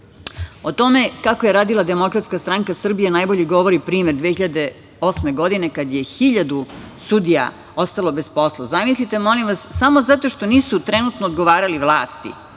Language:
Serbian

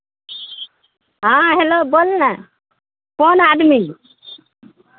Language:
Maithili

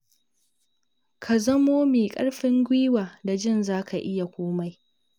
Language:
Hausa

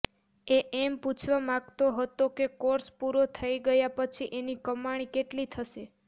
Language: Gujarati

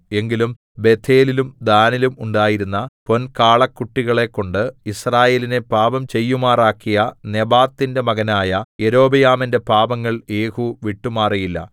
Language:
Malayalam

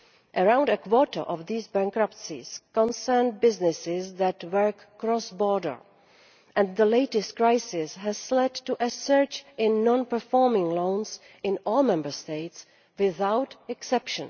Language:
English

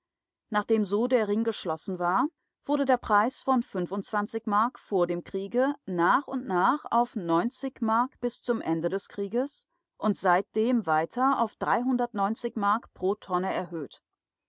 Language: German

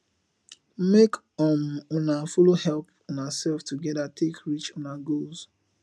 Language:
Nigerian Pidgin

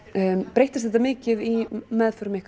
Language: Icelandic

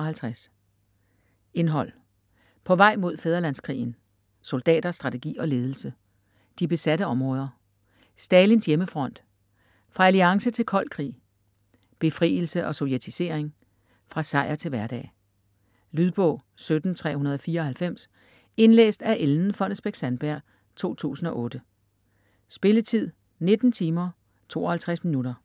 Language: Danish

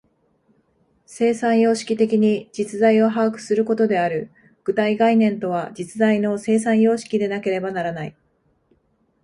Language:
Japanese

